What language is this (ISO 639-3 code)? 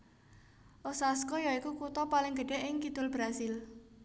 jav